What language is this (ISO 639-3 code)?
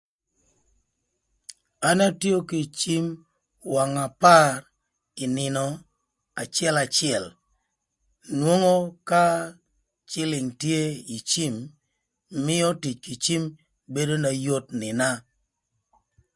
lth